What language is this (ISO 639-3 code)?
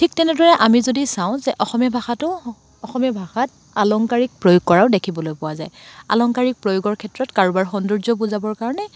asm